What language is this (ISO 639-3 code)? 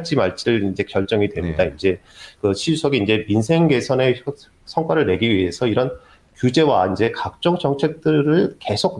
kor